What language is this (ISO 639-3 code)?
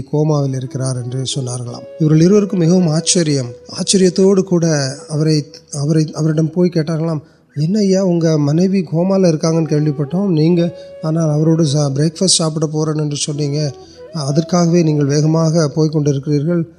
urd